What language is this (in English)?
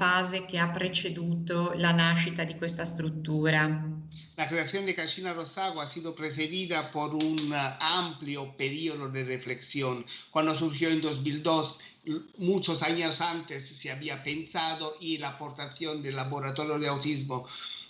Italian